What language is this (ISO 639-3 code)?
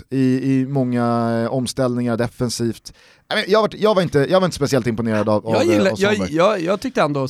swe